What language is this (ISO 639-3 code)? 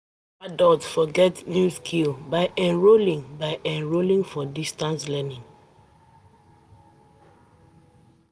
pcm